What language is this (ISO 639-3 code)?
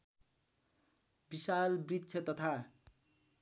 nep